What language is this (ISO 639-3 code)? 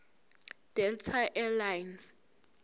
zul